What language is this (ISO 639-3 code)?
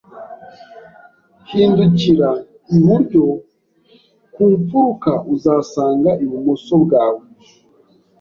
kin